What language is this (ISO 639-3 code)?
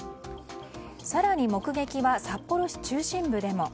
jpn